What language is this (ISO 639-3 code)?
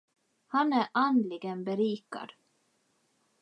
swe